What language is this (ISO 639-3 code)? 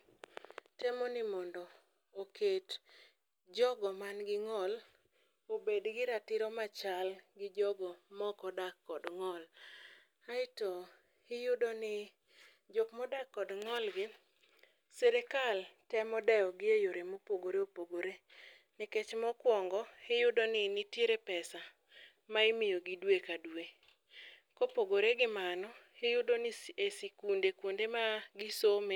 luo